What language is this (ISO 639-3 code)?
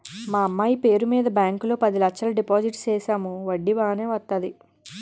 tel